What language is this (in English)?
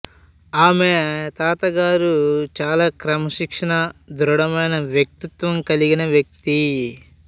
Telugu